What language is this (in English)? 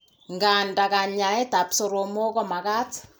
Kalenjin